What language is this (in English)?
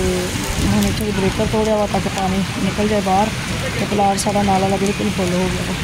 Punjabi